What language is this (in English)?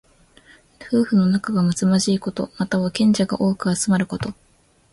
Japanese